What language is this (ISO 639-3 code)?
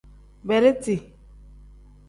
kdh